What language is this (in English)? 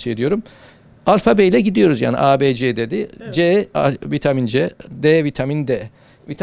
Turkish